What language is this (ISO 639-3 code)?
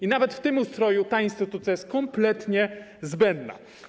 pol